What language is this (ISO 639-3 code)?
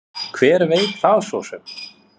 isl